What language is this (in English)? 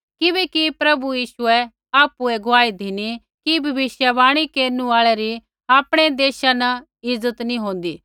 Kullu Pahari